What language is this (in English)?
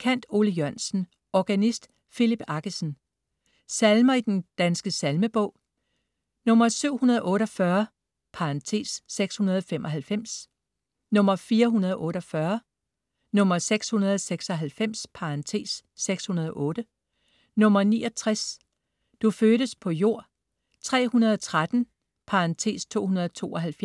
Danish